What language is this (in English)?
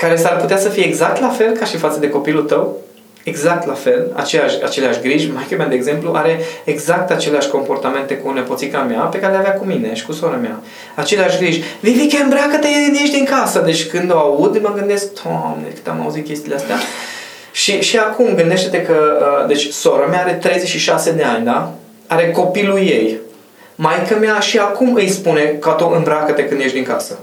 Romanian